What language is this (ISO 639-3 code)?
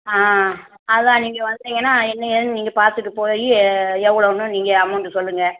tam